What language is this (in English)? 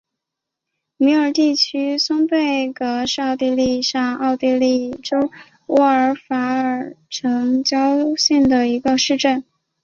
Chinese